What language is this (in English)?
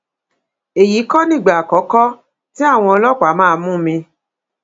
Yoruba